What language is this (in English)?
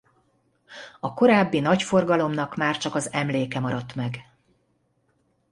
Hungarian